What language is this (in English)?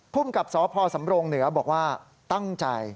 Thai